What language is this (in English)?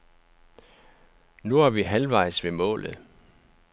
Danish